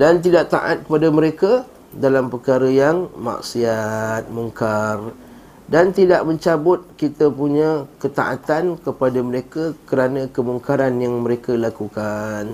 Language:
Malay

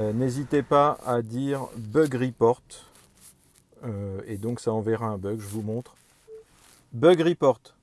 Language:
French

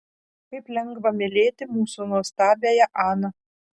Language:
Lithuanian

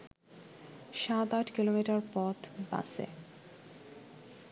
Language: Bangla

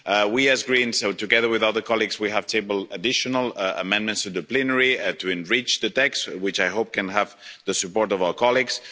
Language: English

